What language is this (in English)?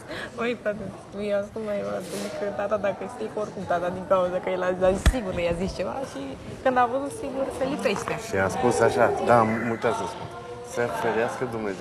Romanian